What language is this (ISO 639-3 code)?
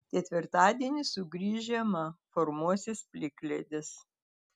lit